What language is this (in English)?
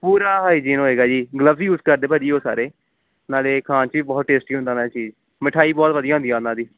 Punjabi